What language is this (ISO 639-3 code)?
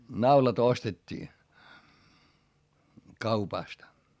fin